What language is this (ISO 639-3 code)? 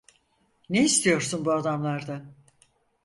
tur